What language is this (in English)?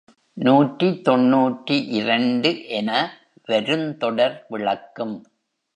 Tamil